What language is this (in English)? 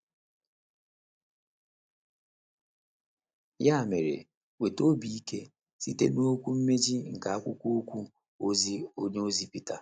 Igbo